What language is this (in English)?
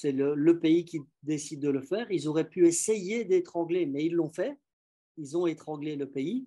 French